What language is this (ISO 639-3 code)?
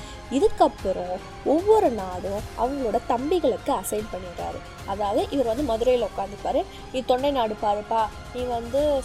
tam